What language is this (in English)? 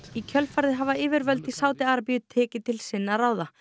Icelandic